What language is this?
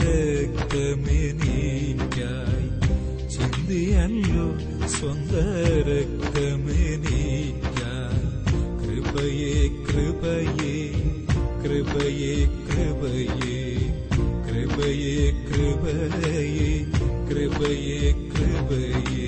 Malayalam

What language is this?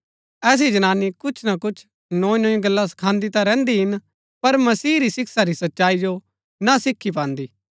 Gaddi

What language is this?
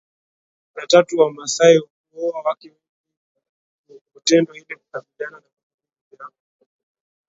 Swahili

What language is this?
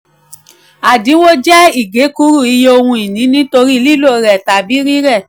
Yoruba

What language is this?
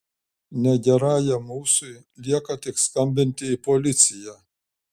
Lithuanian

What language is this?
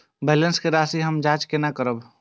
Maithili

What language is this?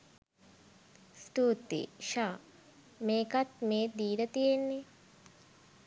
Sinhala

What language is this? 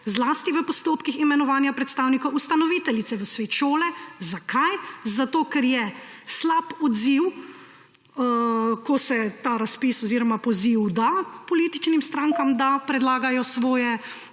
Slovenian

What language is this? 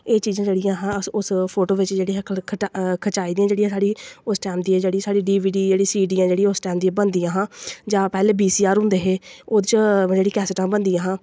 Dogri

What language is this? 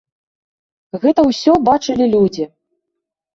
Belarusian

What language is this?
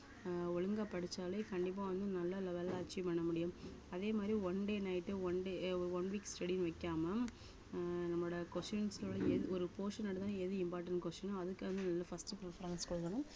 Tamil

